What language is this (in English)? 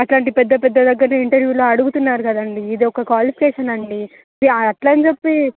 Telugu